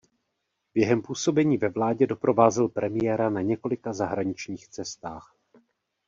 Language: Czech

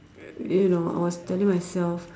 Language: English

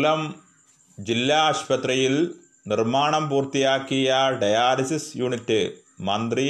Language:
Malayalam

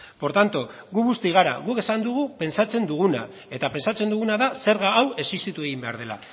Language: Basque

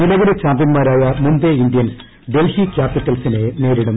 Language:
Malayalam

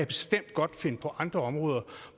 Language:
Danish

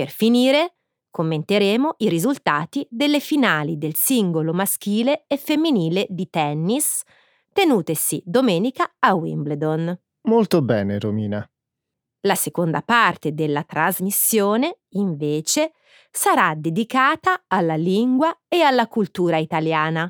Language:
Italian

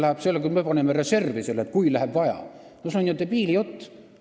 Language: Estonian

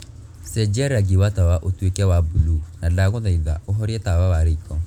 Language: Kikuyu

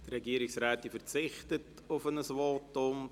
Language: Swiss German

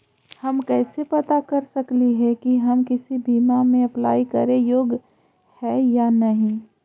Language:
Magahi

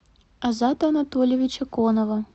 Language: Russian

